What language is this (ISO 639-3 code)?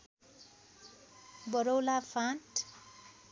nep